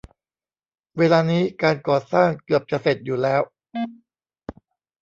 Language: Thai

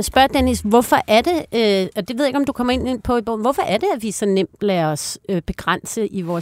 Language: Danish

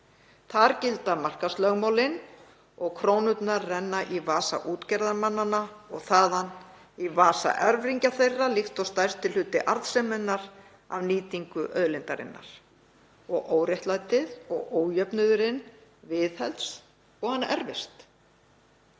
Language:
Icelandic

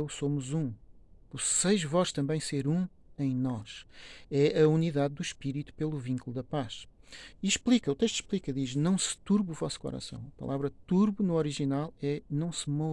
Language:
Portuguese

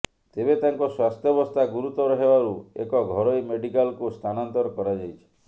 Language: Odia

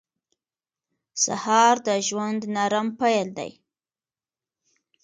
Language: Pashto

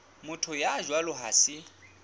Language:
Southern Sotho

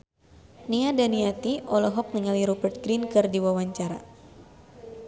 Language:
Sundanese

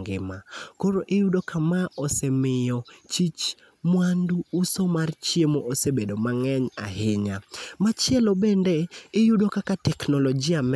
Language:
Luo (Kenya and Tanzania)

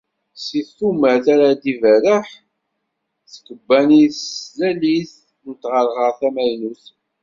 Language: Kabyle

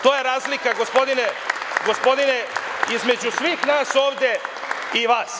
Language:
Serbian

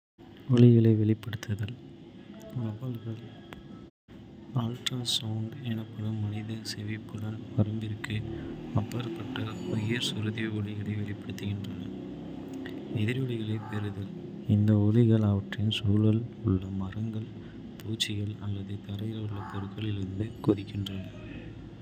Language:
Kota (India)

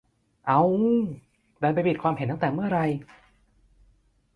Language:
Thai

